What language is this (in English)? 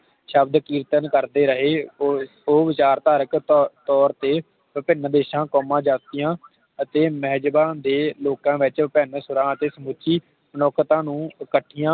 Punjabi